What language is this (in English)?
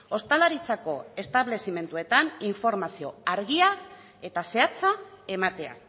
Basque